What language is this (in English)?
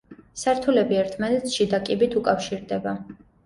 Georgian